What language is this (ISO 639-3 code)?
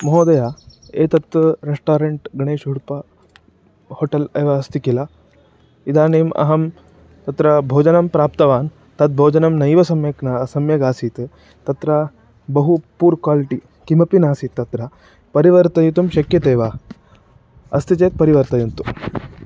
san